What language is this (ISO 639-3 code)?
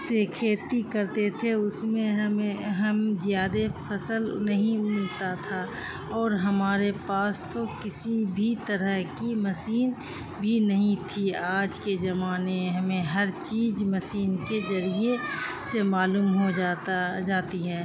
urd